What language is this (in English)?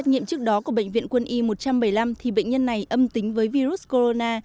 Vietnamese